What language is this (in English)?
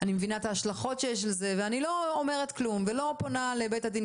Hebrew